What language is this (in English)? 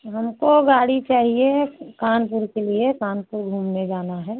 Hindi